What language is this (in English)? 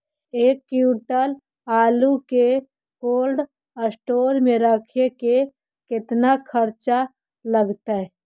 Magahi